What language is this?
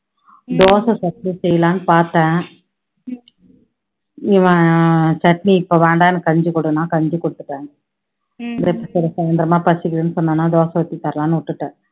Tamil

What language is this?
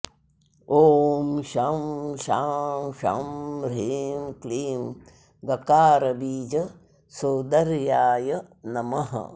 Sanskrit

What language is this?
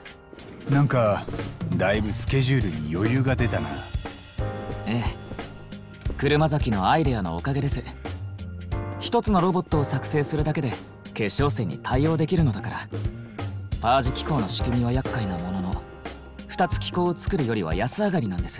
Japanese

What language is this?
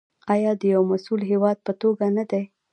Pashto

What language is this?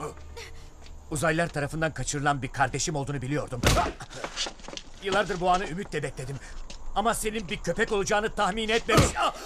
Turkish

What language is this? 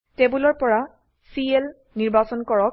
Assamese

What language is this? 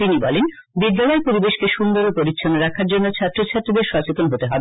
Bangla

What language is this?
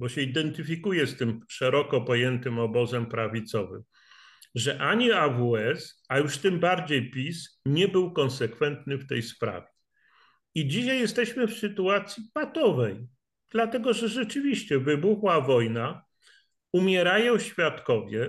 Polish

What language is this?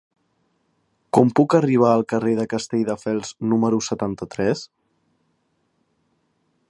Catalan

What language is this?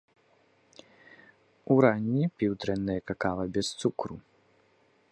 Belarusian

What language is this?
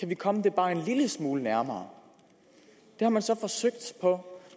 Danish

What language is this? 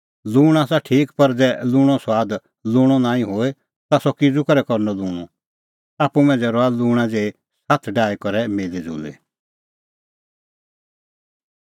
Kullu Pahari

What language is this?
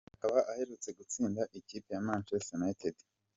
Kinyarwanda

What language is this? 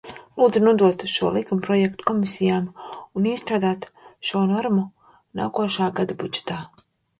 Latvian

